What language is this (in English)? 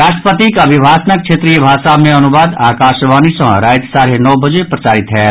Maithili